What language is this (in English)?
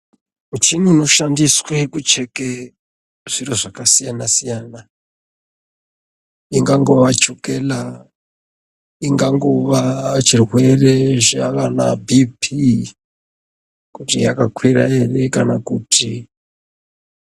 Ndau